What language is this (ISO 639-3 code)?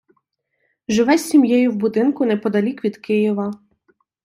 ukr